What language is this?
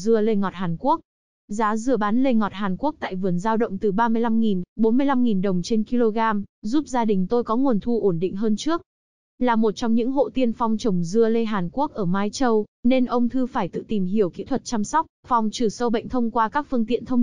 Vietnamese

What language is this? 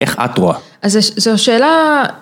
Hebrew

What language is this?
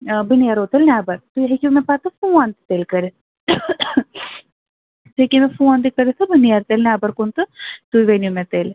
Kashmiri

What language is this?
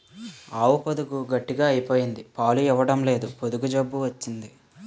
Telugu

